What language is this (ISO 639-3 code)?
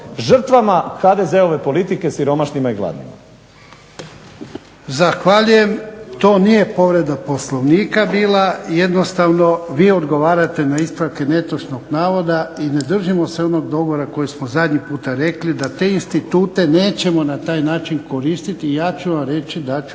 hrv